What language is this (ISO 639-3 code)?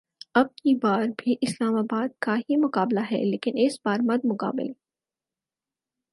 urd